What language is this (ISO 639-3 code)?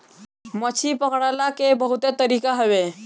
bho